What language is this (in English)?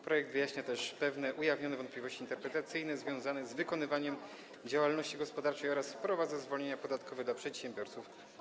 Polish